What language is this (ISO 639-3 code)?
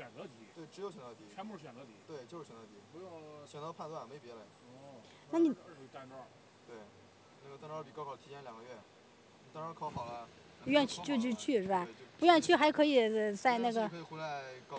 zho